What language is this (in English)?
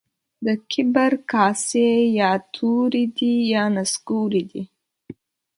Pashto